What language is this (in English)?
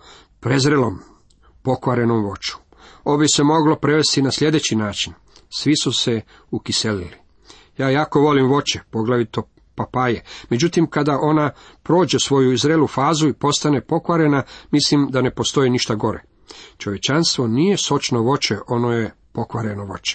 Croatian